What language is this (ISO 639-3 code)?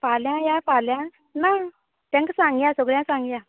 kok